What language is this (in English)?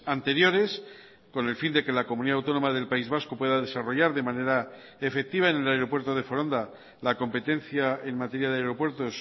Spanish